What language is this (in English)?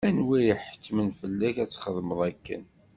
Kabyle